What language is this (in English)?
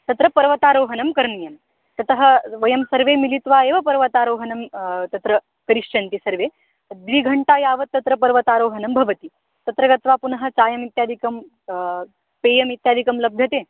Sanskrit